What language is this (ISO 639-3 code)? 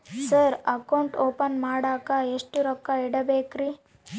kan